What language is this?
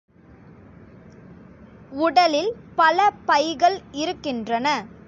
Tamil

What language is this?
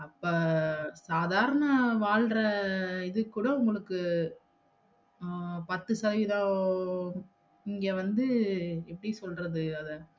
Tamil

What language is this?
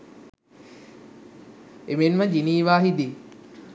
Sinhala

